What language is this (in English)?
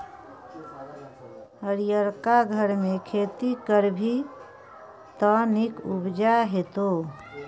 Maithili